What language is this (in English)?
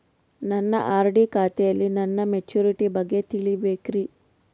Kannada